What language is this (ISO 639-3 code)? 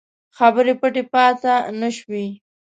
pus